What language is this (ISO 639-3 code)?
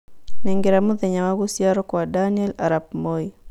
kik